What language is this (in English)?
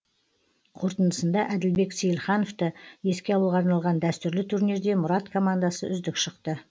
Kazakh